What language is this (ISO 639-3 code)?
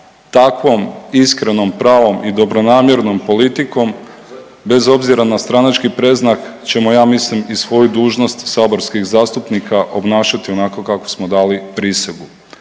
hrv